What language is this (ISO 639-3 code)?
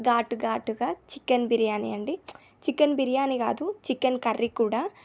tel